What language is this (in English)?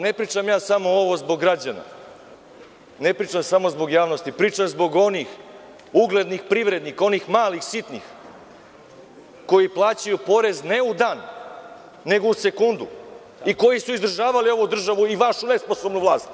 Serbian